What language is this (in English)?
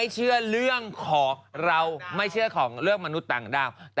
Thai